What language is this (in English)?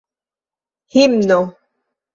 Esperanto